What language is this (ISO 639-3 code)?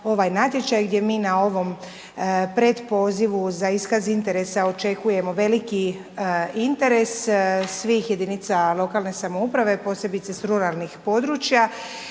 hrv